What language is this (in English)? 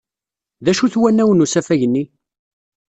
Kabyle